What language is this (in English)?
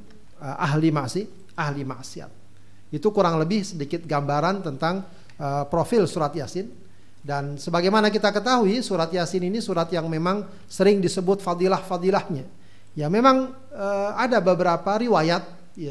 Indonesian